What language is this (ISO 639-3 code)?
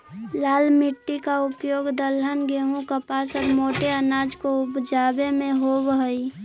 mag